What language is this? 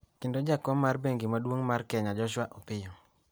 Luo (Kenya and Tanzania)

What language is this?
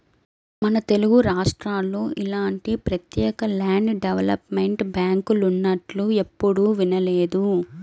Telugu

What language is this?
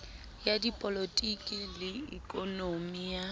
Southern Sotho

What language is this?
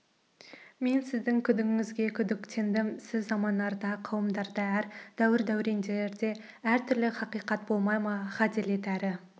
Kazakh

